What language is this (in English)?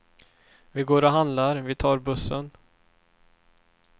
Swedish